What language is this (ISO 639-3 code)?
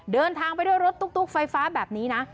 tha